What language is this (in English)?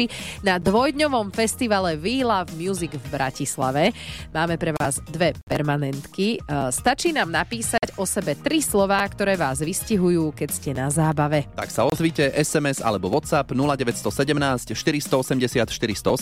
Slovak